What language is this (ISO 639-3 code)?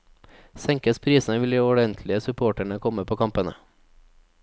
nor